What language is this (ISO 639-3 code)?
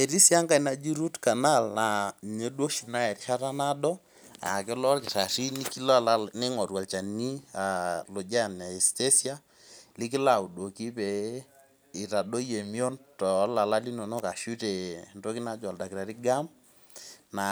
mas